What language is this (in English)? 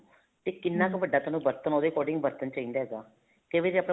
Punjabi